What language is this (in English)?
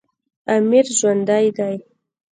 Pashto